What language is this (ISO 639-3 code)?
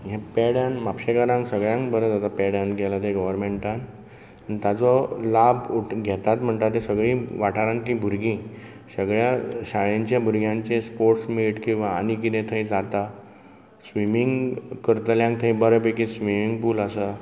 kok